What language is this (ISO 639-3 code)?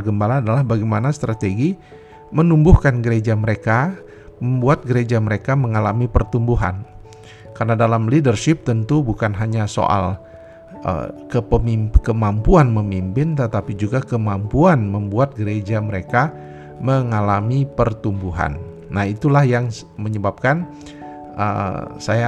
ind